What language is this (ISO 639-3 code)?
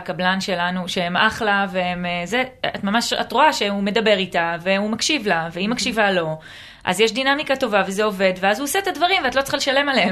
heb